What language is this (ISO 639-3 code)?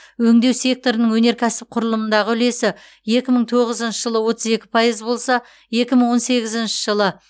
kaz